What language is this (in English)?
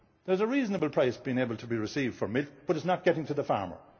English